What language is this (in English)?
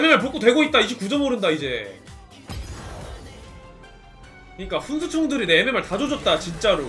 Korean